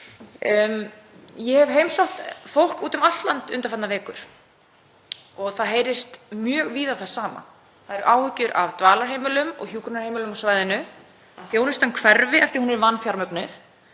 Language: Icelandic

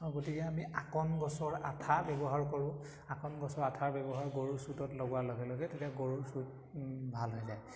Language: Assamese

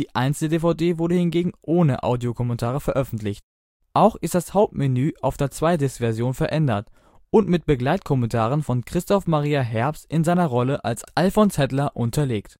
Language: German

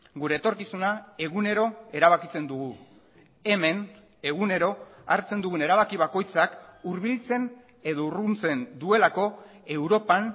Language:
Basque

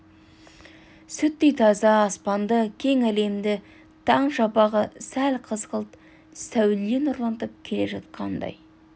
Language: Kazakh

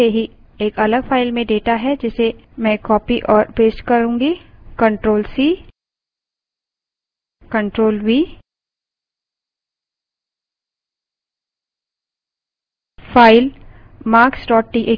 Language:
Hindi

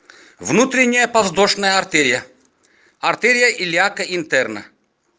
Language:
Russian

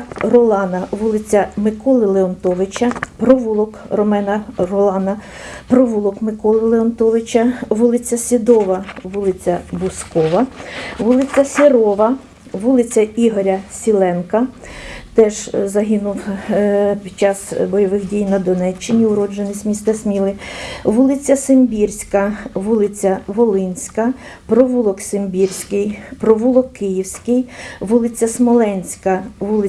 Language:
Ukrainian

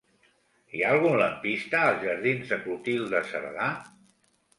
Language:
Catalan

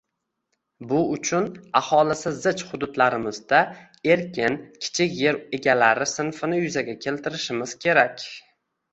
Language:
Uzbek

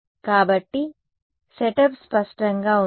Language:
Telugu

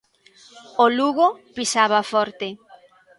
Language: Galician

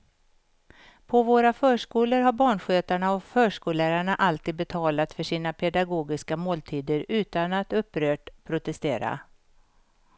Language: Swedish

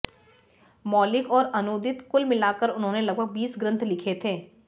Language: Hindi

